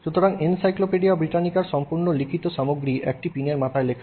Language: Bangla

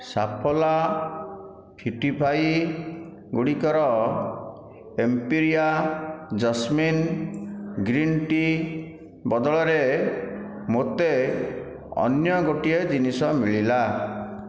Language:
Odia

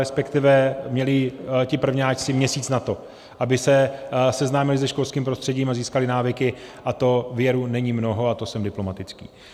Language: Czech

